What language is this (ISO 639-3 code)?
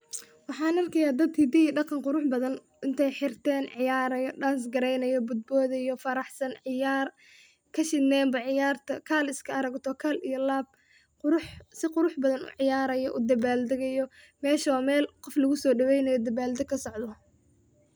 som